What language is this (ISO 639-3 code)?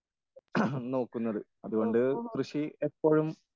mal